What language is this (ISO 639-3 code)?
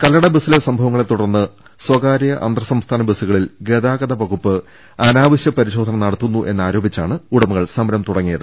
mal